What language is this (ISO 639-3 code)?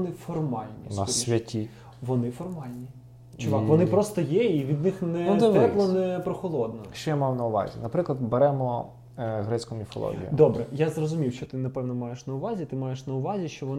ukr